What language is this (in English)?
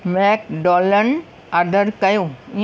Sindhi